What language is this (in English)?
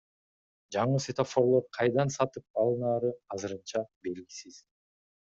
Kyrgyz